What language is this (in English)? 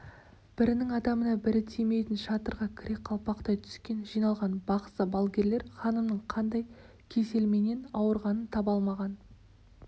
Kazakh